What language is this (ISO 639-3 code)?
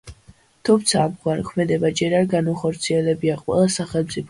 kat